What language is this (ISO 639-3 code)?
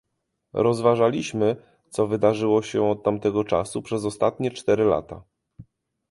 pol